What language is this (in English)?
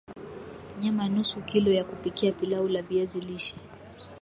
Swahili